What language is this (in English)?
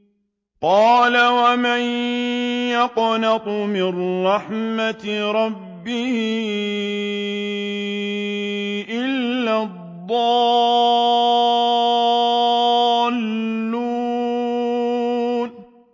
Arabic